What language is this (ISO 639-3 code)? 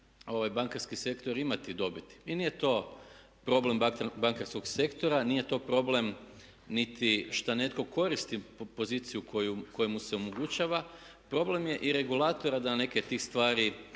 hrv